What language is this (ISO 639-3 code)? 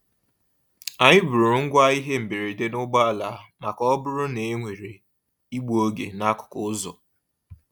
ibo